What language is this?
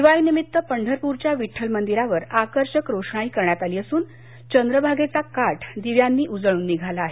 Marathi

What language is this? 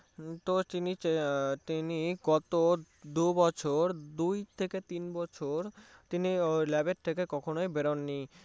Bangla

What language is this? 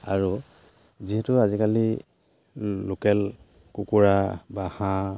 Assamese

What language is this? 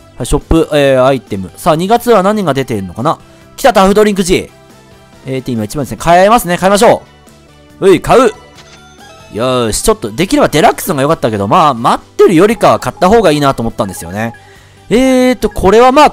Japanese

